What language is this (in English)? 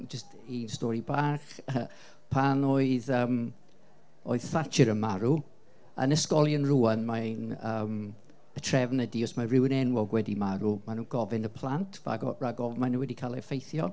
Welsh